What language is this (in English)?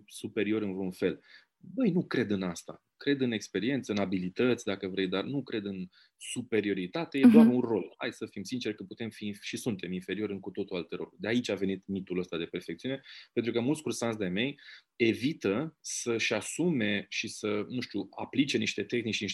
Romanian